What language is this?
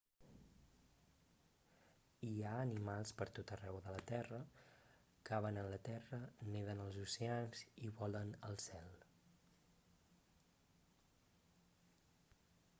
Catalan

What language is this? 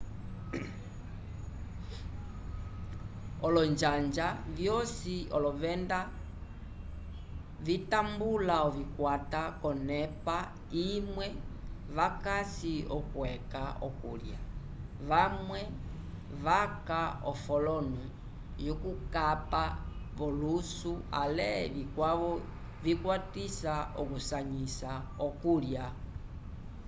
Umbundu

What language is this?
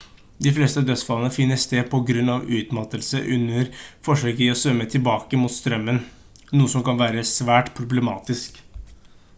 Norwegian Bokmål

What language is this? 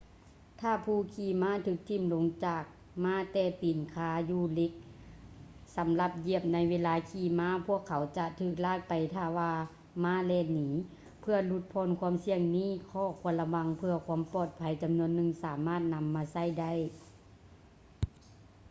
Lao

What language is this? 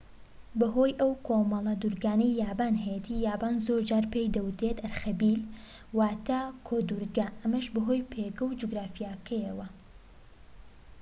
Central Kurdish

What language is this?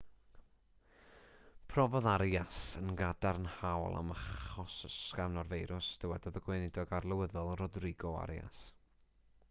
Welsh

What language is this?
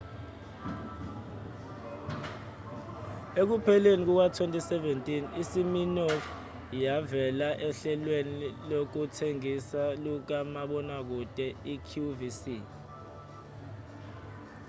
Zulu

